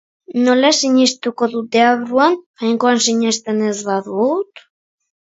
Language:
Basque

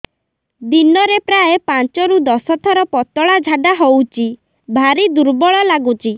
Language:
Odia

